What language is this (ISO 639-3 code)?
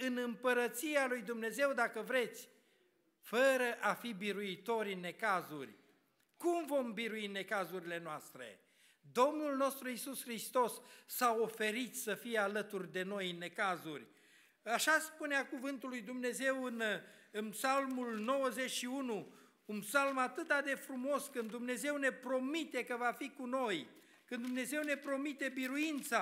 ron